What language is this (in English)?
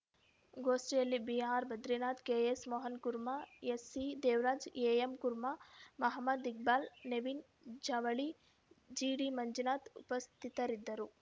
Kannada